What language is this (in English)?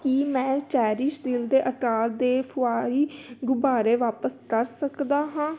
Punjabi